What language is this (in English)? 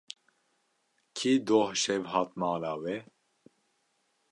Kurdish